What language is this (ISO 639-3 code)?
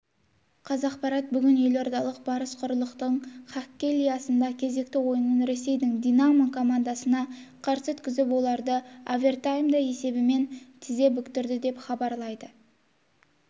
kaz